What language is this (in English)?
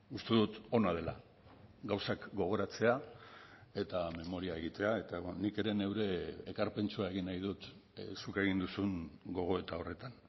Basque